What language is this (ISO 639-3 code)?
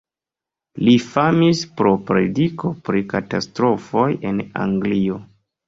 epo